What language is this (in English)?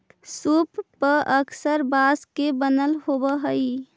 Magahi